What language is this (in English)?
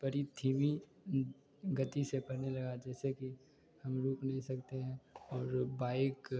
Hindi